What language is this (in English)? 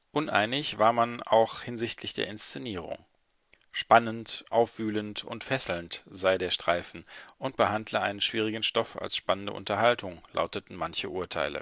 German